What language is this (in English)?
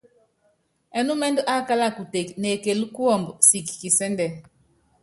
Yangben